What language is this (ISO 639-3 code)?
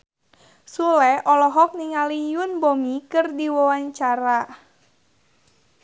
sun